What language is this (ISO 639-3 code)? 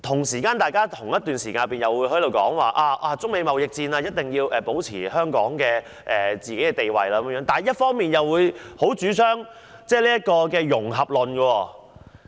yue